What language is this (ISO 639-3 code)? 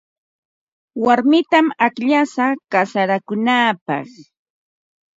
qva